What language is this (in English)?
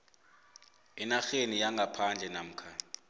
South Ndebele